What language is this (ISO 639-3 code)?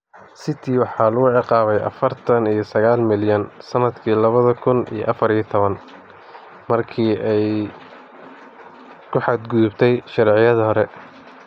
som